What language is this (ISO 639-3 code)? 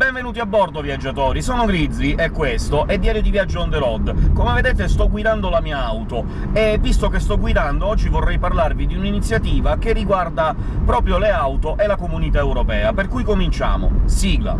ita